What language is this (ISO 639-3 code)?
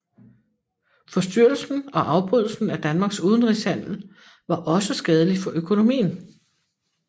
dan